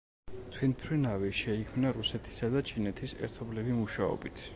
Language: Georgian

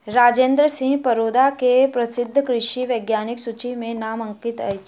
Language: Maithili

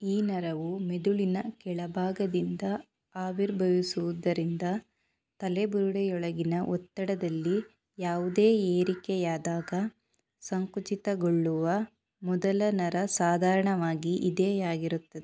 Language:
Kannada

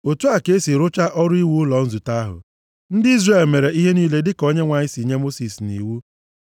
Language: Igbo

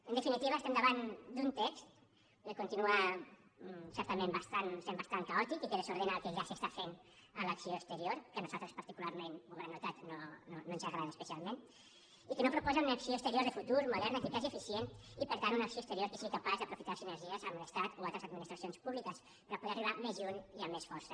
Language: Catalan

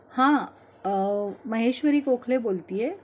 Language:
Marathi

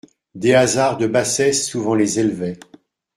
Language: French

